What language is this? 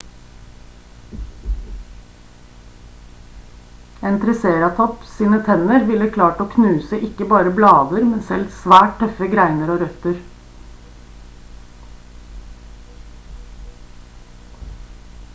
Norwegian Bokmål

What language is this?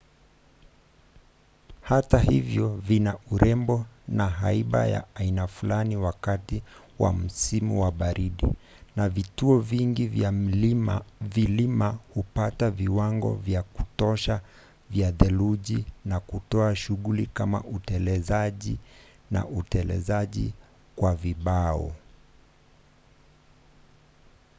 Swahili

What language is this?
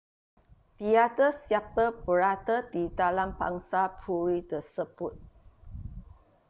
Malay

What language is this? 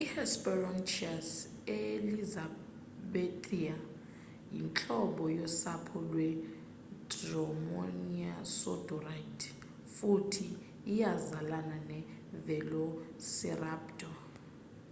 Xhosa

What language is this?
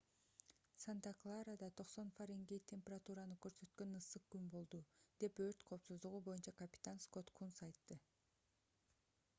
Kyrgyz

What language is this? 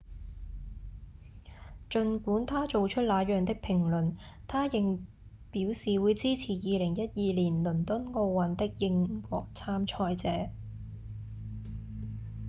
Cantonese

